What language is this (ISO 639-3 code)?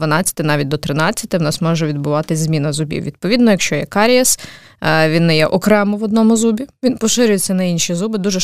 ukr